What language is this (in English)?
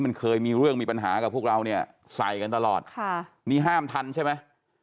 Thai